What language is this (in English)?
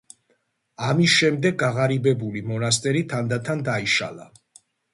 Georgian